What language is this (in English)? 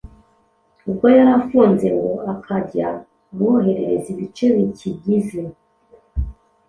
Kinyarwanda